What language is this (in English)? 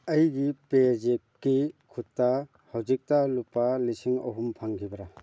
Manipuri